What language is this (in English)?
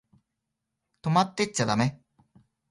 Japanese